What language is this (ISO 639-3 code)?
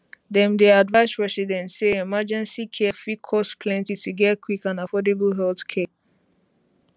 pcm